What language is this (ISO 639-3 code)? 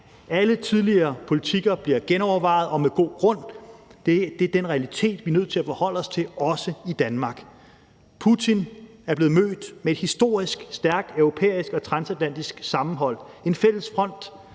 dan